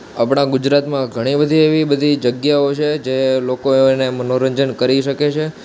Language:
Gujarati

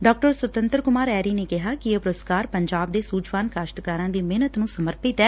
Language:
Punjabi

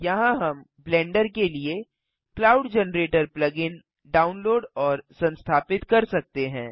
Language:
Hindi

